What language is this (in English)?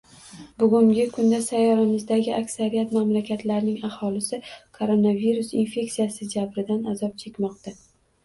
Uzbek